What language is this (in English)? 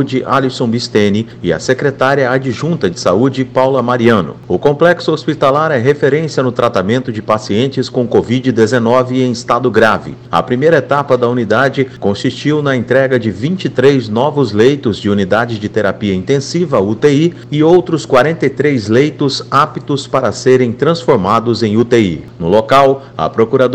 Portuguese